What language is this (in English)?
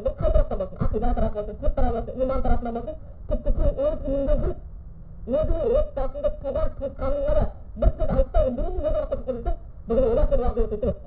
Bulgarian